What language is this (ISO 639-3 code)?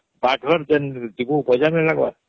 ori